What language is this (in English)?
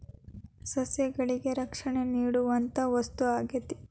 Kannada